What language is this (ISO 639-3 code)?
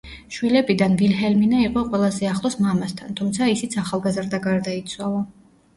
kat